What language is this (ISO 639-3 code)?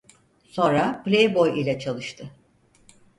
tur